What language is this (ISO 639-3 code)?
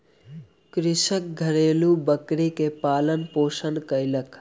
mai